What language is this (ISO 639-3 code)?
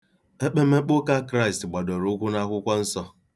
ibo